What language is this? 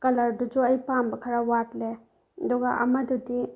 Manipuri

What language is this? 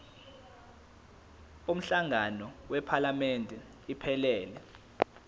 Zulu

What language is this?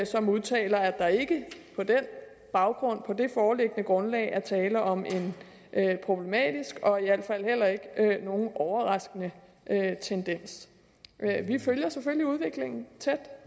Danish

